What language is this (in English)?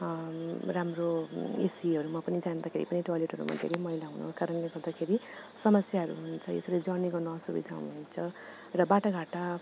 Nepali